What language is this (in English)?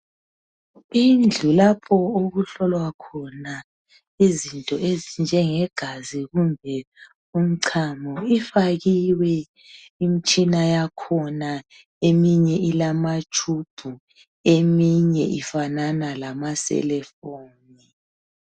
North Ndebele